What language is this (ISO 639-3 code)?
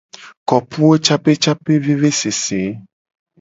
gej